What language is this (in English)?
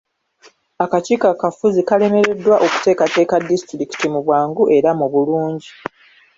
Ganda